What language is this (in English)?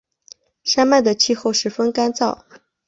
Chinese